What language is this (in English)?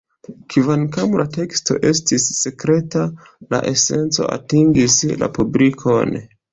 Esperanto